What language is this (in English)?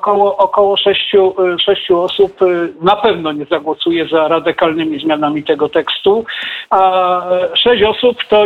Polish